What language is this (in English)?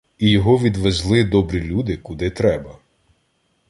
Ukrainian